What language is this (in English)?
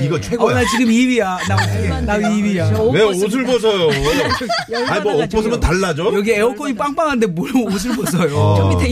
Korean